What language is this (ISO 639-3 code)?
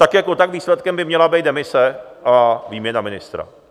ces